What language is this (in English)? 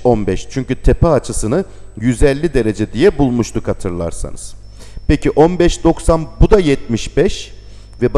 Turkish